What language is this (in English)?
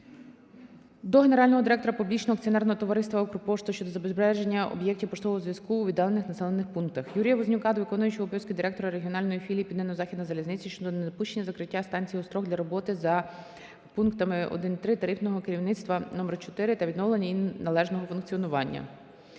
Ukrainian